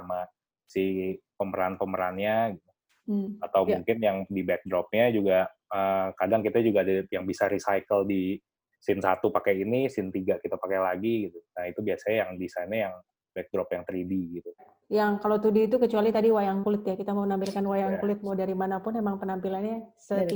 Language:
Indonesian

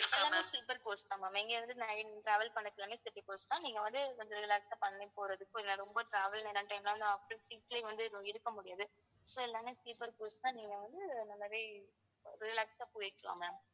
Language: Tamil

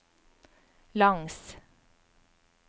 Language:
Norwegian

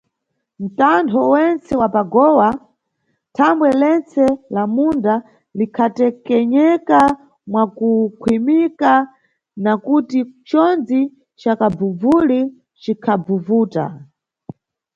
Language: Nyungwe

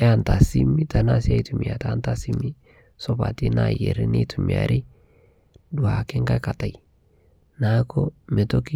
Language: Masai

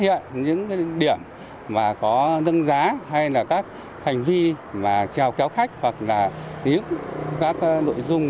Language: Vietnamese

